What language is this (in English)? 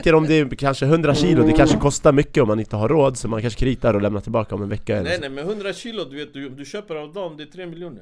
Swedish